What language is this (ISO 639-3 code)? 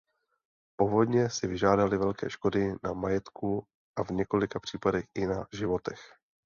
ces